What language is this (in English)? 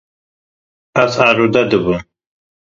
Kurdish